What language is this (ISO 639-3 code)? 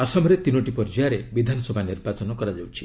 ori